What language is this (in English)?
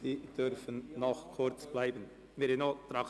Swiss German